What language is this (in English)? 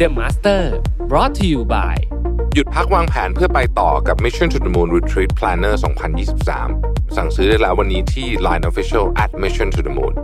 Thai